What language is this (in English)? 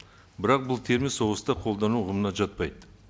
Kazakh